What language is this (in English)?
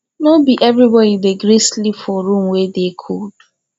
Nigerian Pidgin